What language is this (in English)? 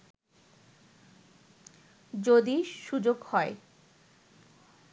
Bangla